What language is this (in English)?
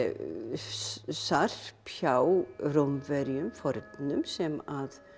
Icelandic